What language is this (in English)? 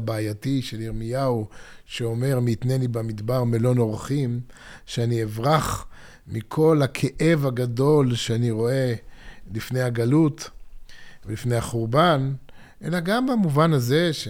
Hebrew